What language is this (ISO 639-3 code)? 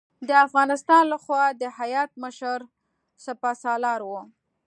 pus